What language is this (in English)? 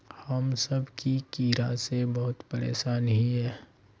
Magahi